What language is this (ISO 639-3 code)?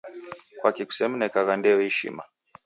dav